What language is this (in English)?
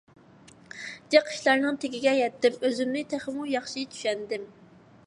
Uyghur